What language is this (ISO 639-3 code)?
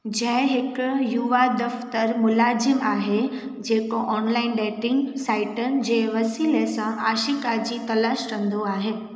snd